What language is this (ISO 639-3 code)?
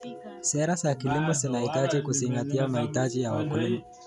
kln